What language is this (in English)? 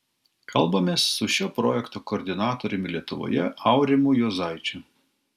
Lithuanian